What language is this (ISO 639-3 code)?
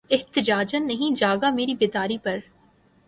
urd